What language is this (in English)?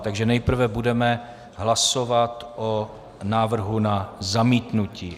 Czech